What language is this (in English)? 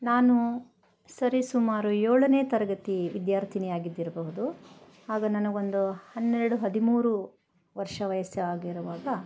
Kannada